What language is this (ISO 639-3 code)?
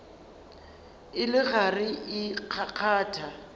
nso